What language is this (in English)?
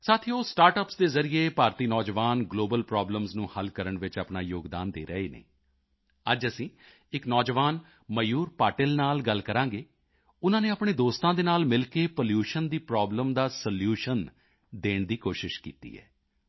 Punjabi